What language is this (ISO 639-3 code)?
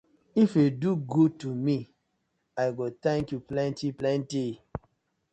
pcm